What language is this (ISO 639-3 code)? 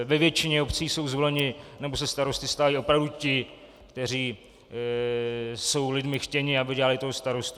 ces